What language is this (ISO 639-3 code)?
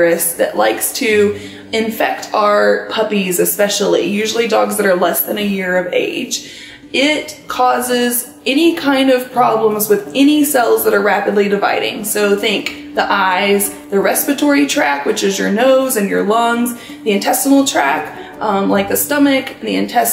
eng